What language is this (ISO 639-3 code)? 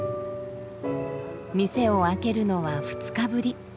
jpn